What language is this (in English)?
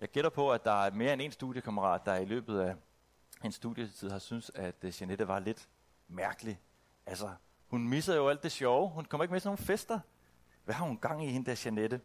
Danish